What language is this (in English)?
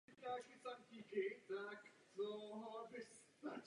Czech